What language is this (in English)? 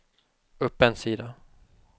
Swedish